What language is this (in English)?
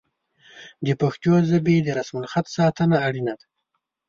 Pashto